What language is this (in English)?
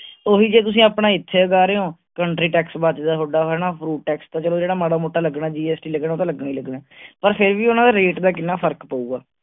Punjabi